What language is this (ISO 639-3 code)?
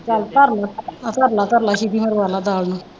pan